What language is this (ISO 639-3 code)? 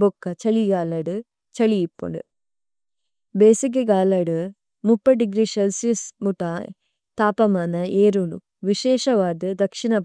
tcy